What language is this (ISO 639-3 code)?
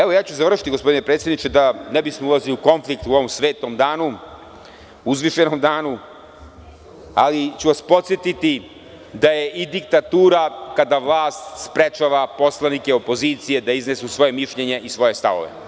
srp